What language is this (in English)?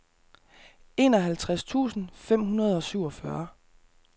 Danish